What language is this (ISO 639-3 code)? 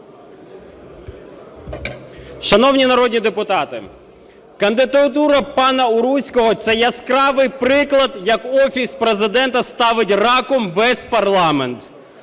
ukr